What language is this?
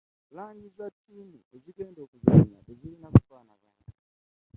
Ganda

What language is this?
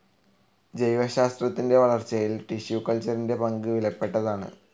Malayalam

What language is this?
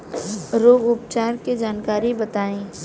Bhojpuri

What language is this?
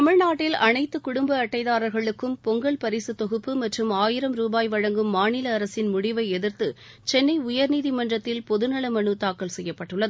Tamil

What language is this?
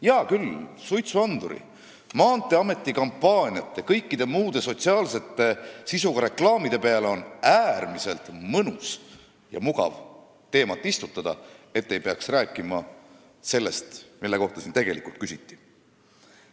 Estonian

